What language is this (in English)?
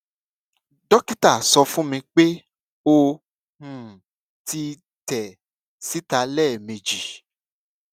Yoruba